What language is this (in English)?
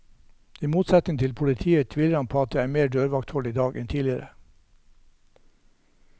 Norwegian